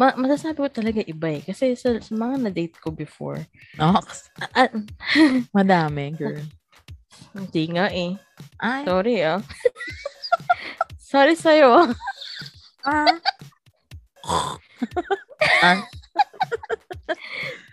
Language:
Filipino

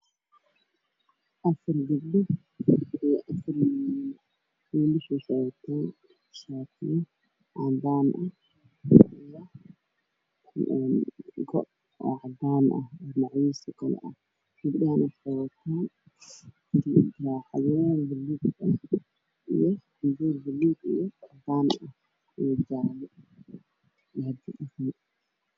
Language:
Somali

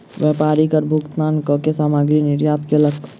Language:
Maithili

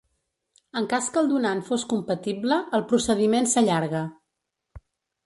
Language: Catalan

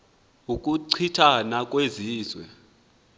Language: Xhosa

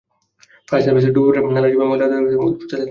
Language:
Bangla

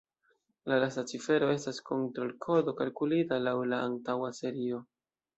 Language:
Esperanto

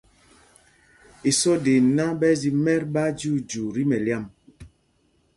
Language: Mpumpong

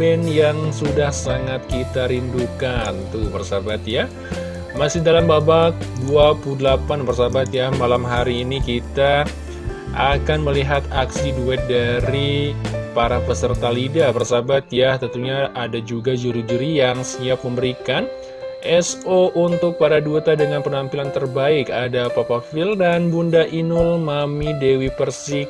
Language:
Indonesian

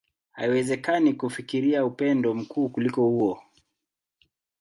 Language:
Swahili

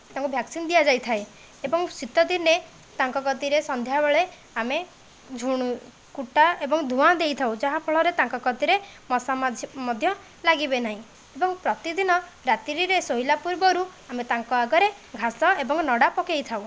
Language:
Odia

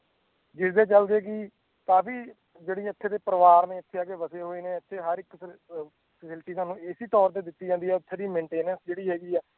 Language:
Punjabi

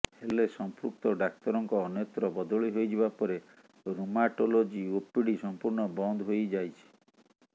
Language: Odia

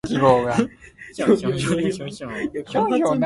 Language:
Min Nan Chinese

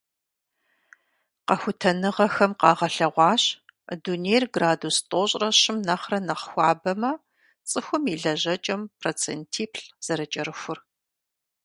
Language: Kabardian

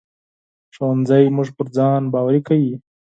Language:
Pashto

